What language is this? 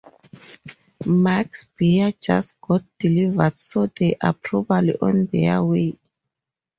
English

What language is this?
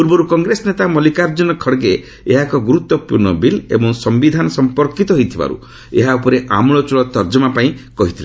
Odia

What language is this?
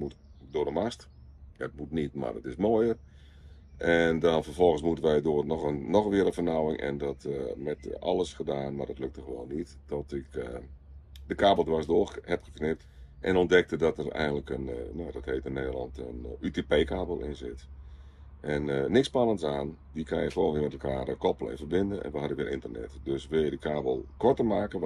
Dutch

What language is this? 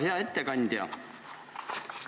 Estonian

